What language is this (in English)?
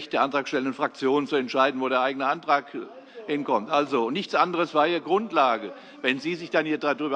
German